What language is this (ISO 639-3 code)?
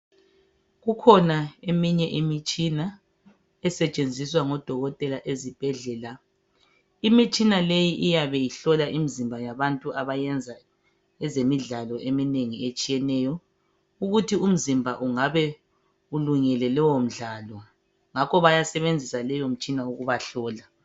nde